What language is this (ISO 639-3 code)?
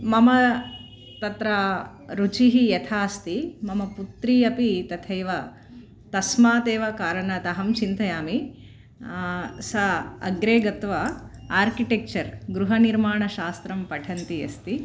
san